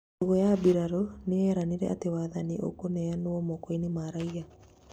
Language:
Kikuyu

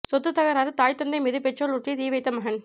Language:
Tamil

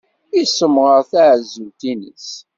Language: Kabyle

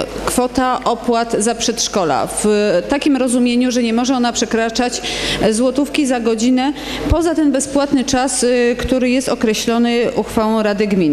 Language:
Polish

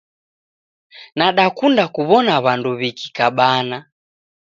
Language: Taita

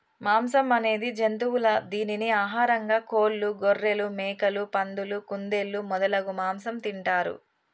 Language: Telugu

